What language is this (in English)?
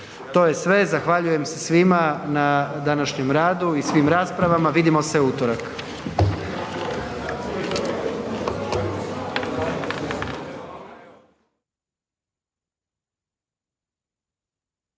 Croatian